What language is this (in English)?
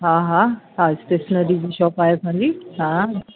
Sindhi